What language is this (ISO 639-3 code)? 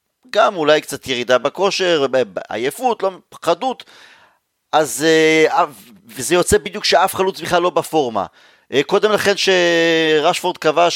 heb